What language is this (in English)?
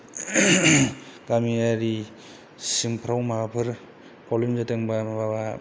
Bodo